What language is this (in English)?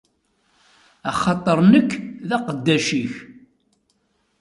Kabyle